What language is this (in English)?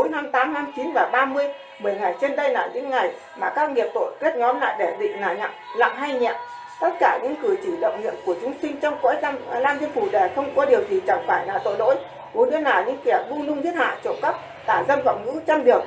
Vietnamese